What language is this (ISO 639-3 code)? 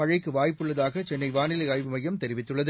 tam